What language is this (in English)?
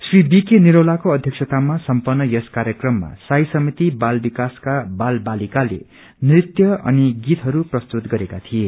Nepali